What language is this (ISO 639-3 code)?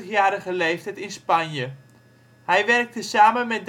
nld